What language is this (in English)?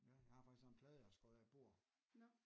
Danish